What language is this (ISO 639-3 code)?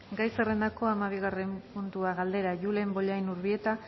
eus